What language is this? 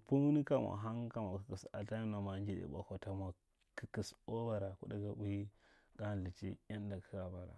Marghi Central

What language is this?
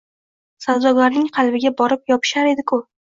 Uzbek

